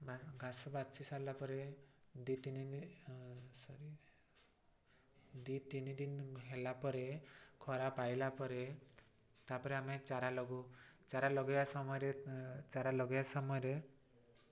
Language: Odia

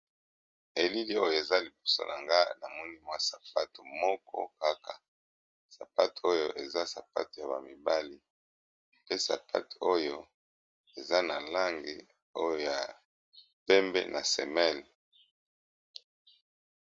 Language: Lingala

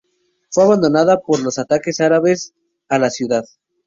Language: Spanish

